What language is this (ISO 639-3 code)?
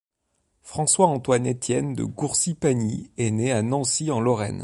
fra